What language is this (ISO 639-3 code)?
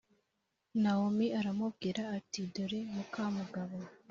kin